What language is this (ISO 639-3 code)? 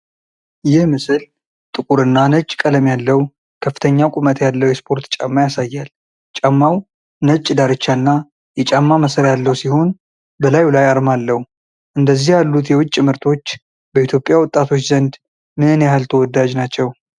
amh